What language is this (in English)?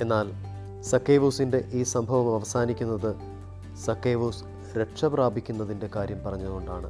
Malayalam